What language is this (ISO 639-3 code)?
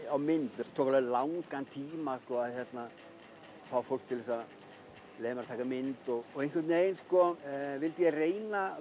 isl